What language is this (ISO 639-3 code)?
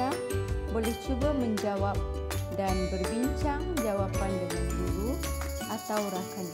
msa